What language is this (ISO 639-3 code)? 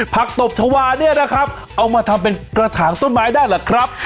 tha